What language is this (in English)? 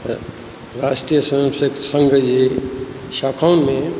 Sindhi